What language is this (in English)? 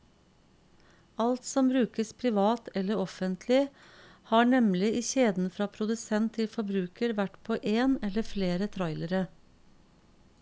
Norwegian